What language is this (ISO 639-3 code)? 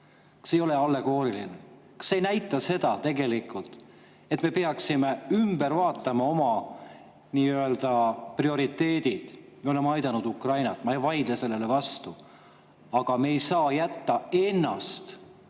est